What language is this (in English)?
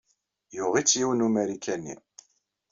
Kabyle